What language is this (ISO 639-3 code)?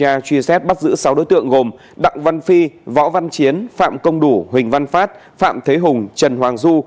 vie